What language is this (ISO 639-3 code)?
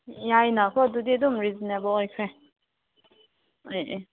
mni